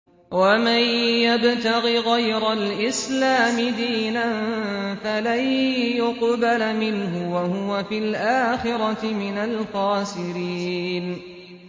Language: Arabic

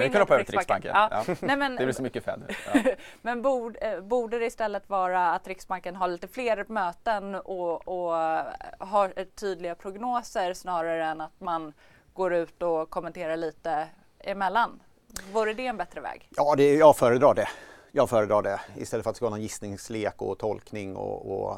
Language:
Swedish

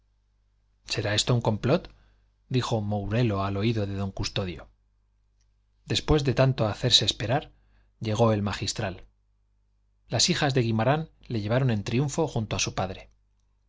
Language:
Spanish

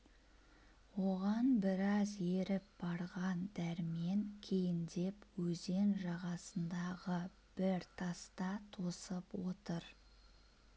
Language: Kazakh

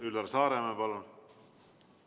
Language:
Estonian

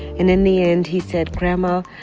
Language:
English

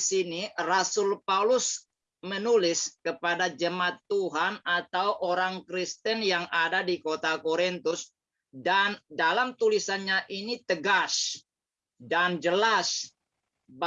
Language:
Indonesian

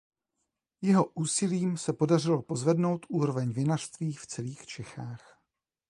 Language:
Czech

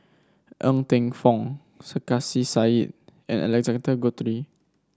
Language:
English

